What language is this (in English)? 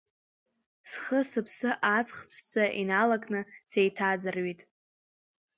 Abkhazian